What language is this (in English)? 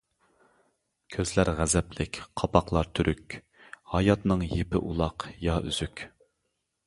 Uyghur